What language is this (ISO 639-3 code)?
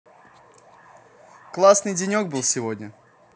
rus